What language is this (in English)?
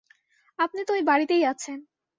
Bangla